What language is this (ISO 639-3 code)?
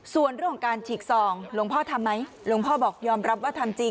tha